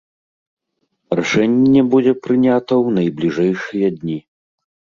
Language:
Belarusian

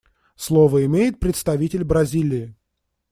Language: Russian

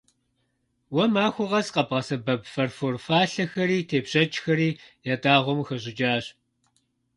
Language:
Kabardian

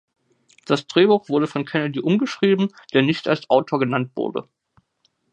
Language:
German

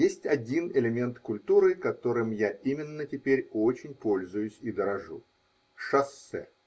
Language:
Russian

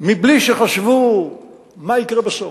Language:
Hebrew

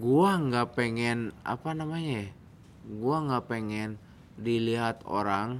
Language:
Indonesian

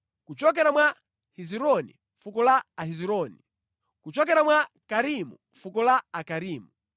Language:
Nyanja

